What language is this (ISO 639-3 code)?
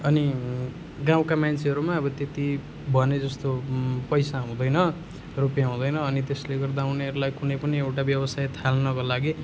nep